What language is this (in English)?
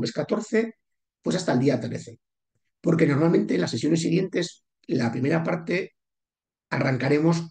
Spanish